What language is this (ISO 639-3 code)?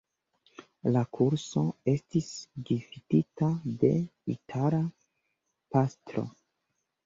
epo